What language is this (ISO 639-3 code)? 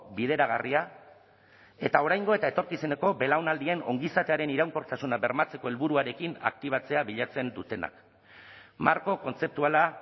eus